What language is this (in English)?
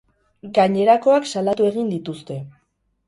Basque